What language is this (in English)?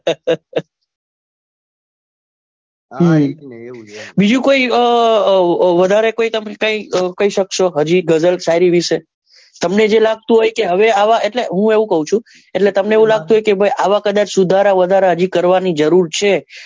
Gujarati